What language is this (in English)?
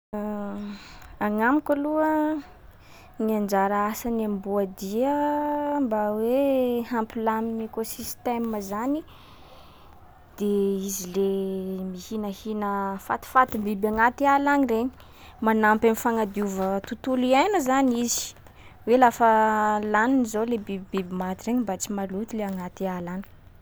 Sakalava Malagasy